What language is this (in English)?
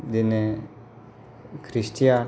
Bodo